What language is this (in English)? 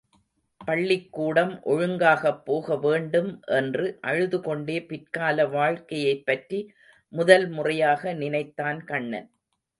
Tamil